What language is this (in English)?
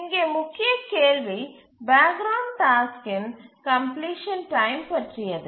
Tamil